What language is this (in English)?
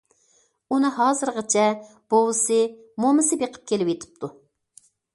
Uyghur